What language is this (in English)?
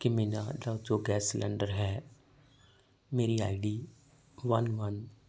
Punjabi